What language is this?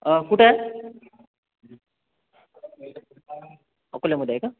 Marathi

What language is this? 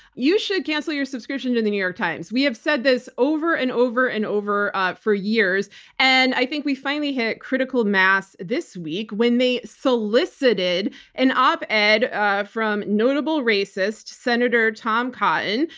English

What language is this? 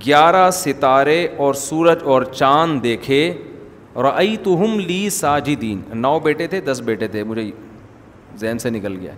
Urdu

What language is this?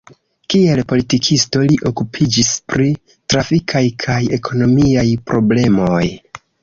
Esperanto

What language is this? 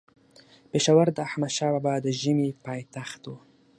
Pashto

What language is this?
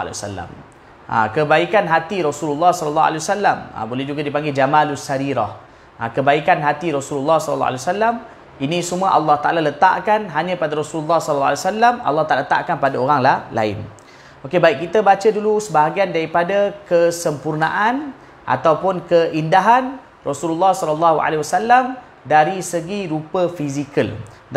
Malay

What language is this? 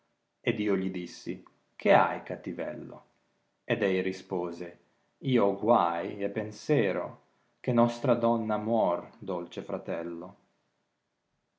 Italian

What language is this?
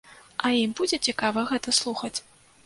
Belarusian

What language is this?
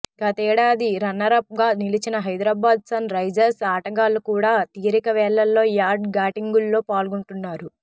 Telugu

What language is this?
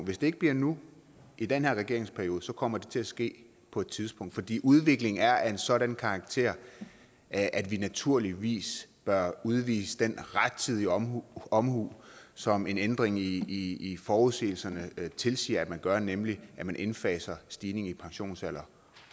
Danish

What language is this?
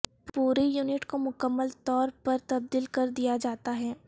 Urdu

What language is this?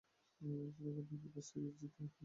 Bangla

